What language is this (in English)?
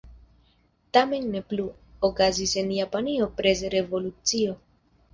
Esperanto